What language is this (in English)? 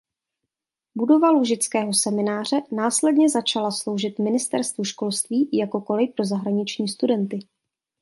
Czech